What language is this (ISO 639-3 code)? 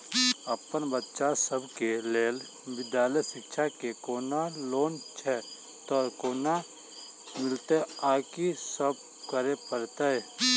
mai